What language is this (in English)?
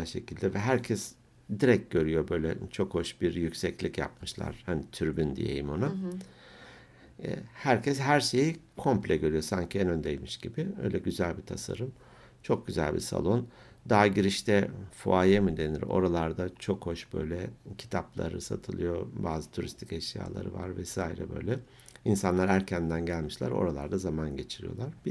Turkish